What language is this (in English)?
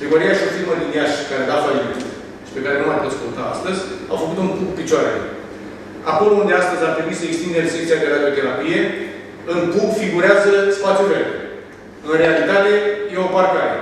Romanian